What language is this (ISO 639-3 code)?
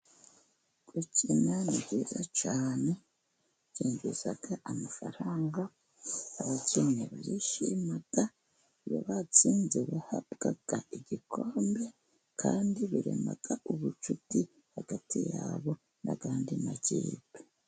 kin